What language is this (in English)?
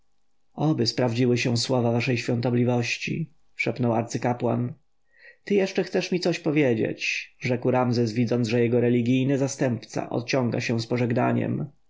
Polish